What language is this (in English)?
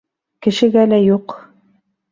Bashkir